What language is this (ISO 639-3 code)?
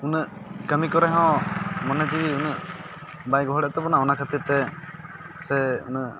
sat